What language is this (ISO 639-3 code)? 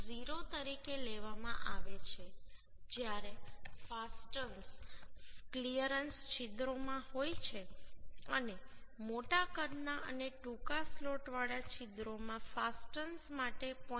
guj